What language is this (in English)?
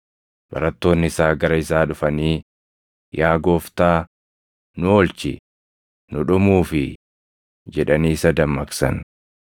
Oromo